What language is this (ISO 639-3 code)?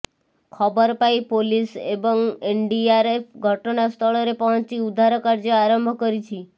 ori